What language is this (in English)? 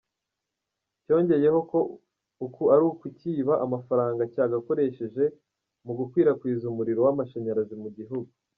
Kinyarwanda